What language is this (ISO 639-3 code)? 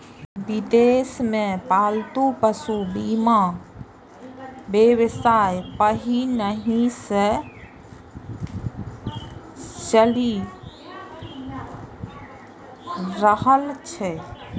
mai